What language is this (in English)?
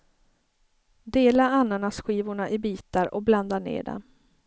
Swedish